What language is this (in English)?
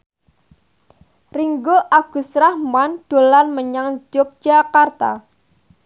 Javanese